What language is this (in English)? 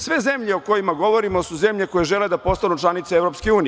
Serbian